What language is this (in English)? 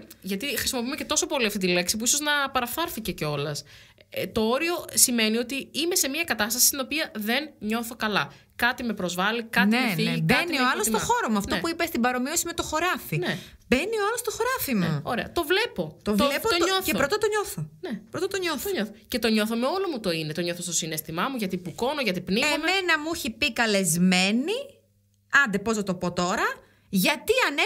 Greek